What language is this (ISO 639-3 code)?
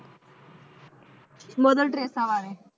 pan